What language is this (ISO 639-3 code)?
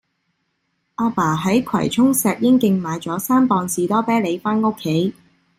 yue